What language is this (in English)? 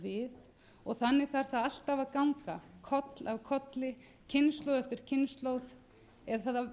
Icelandic